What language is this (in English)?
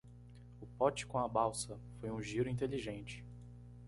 Portuguese